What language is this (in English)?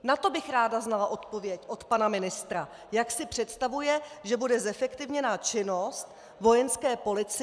Czech